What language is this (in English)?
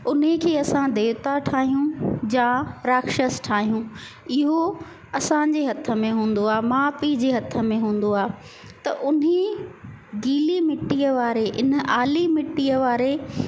Sindhi